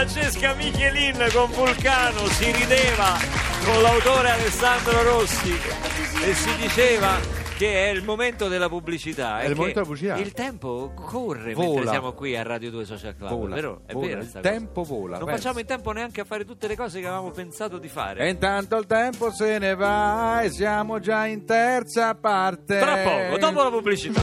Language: Italian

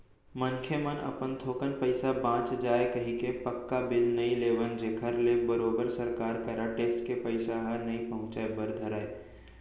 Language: Chhattisgarhi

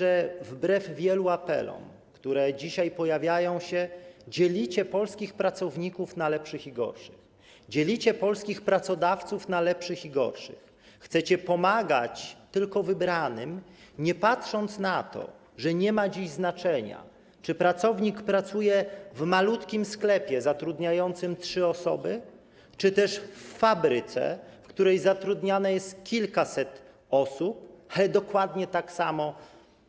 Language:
Polish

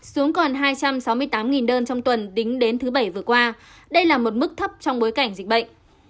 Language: Vietnamese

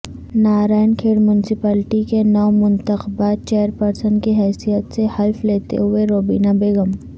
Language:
Urdu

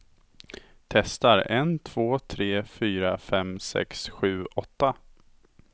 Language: Swedish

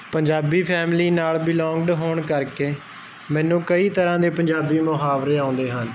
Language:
Punjabi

